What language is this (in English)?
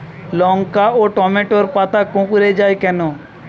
Bangla